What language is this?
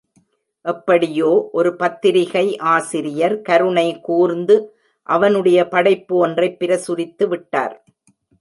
Tamil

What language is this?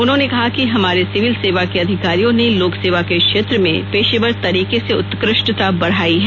Hindi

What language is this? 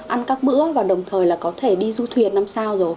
Vietnamese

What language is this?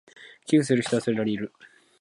Japanese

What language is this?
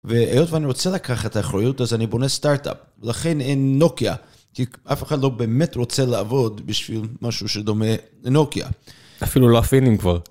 Hebrew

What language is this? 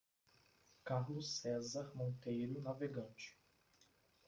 Portuguese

